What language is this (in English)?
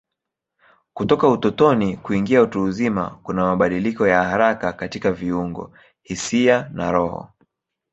Swahili